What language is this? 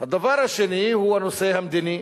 Hebrew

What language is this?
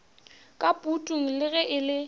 Northern Sotho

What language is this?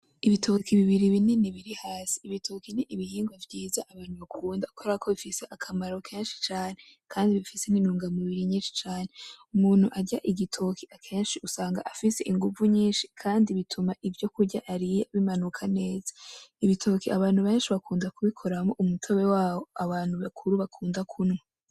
Rundi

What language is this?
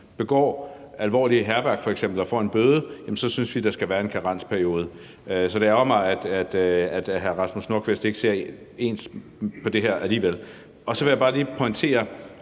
Danish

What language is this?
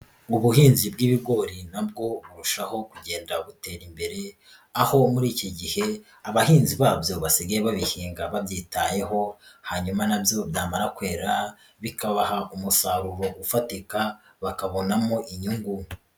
Kinyarwanda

